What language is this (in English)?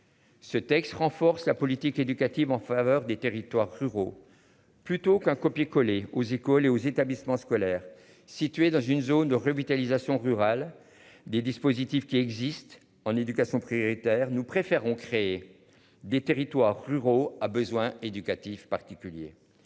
French